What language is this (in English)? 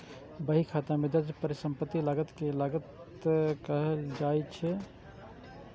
Maithili